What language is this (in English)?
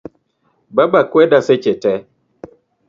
Luo (Kenya and Tanzania)